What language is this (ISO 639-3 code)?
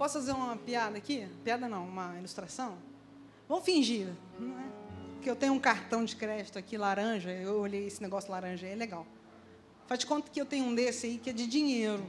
por